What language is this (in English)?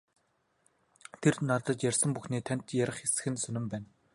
Mongolian